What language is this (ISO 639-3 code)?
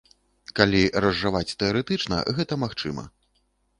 bel